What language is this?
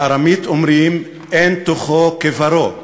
Hebrew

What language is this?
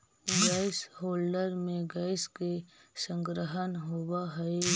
Magahi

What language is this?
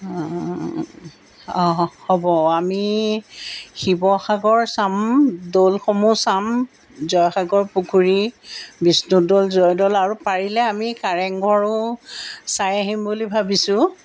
Assamese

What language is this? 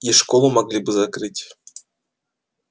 Russian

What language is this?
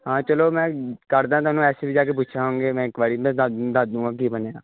Punjabi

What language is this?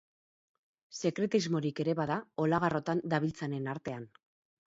Basque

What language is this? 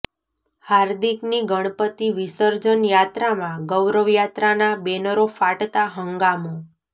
Gujarati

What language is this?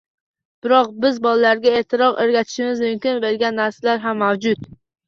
Uzbek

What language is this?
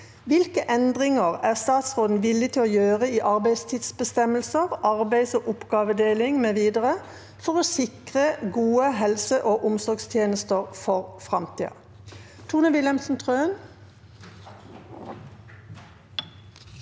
Norwegian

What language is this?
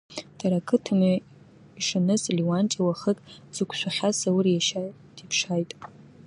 Abkhazian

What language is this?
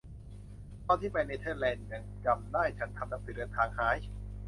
Thai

